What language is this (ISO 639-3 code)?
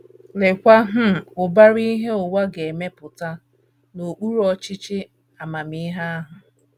ibo